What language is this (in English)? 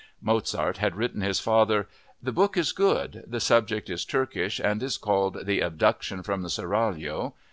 English